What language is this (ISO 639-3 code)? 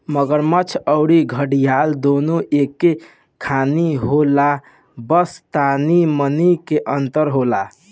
bho